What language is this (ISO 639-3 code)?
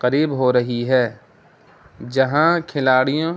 urd